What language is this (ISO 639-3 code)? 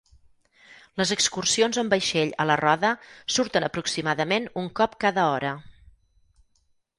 cat